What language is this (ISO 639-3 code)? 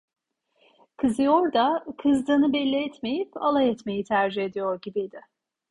tur